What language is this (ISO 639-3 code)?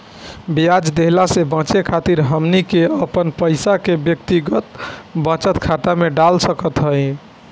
bho